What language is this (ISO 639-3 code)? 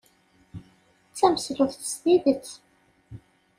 kab